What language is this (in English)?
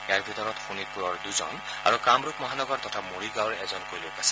Assamese